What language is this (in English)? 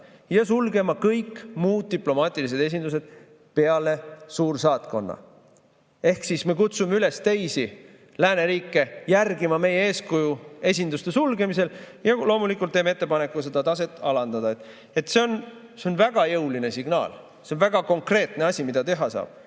Estonian